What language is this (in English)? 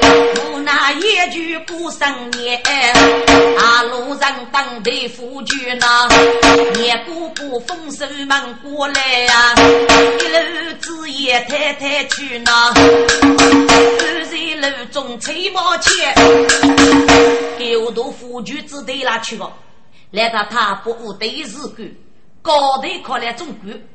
Chinese